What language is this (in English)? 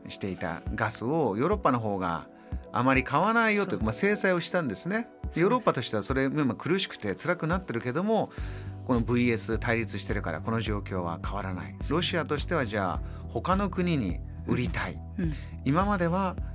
Japanese